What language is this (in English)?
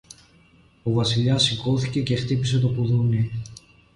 Greek